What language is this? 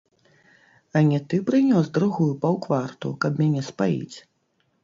Belarusian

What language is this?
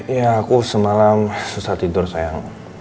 Indonesian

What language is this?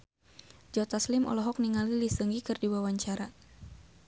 Sundanese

